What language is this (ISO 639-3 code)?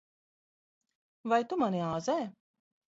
lav